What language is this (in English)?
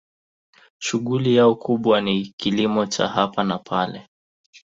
Swahili